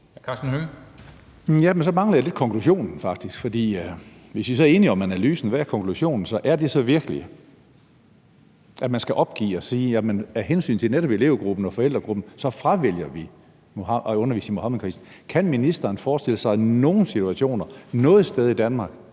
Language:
Danish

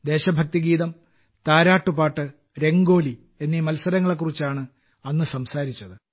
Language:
Malayalam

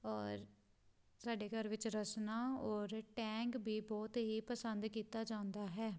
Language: Punjabi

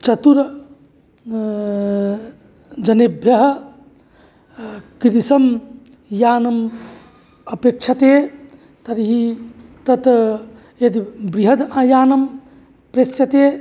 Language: Sanskrit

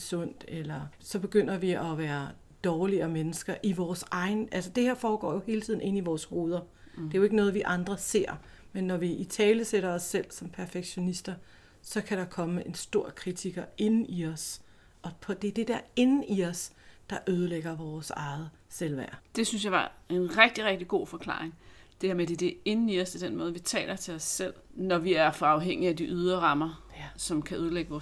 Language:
Danish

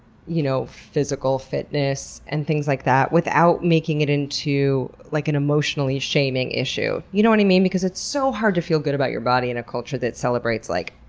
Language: English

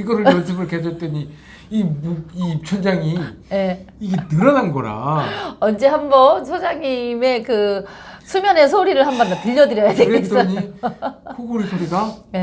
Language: Korean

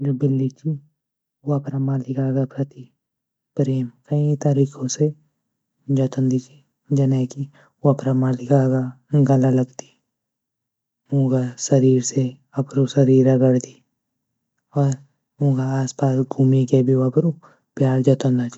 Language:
Garhwali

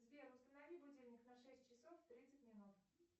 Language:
Russian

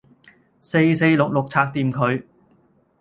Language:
Cantonese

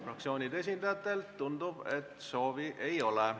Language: Estonian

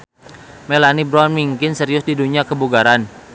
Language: Sundanese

